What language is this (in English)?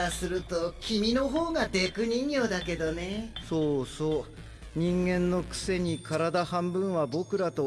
Japanese